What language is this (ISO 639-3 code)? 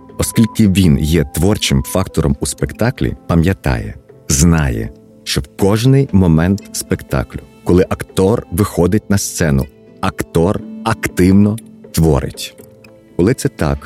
ukr